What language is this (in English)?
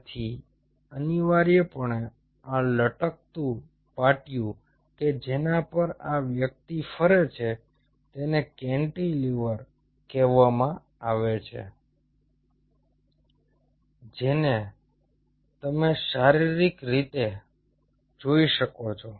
Gujarati